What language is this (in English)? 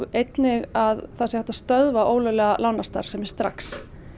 Icelandic